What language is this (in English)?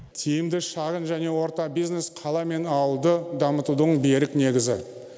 Kazakh